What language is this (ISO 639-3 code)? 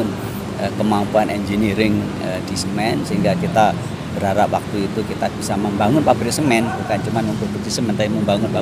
ind